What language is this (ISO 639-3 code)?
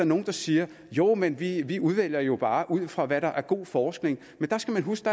dan